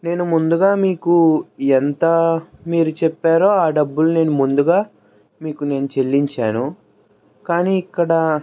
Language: Telugu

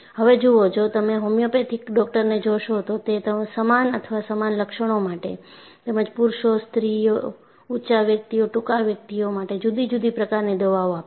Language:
Gujarati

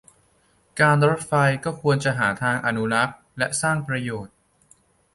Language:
Thai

